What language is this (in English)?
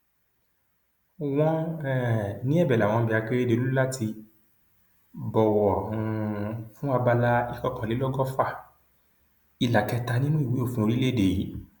Yoruba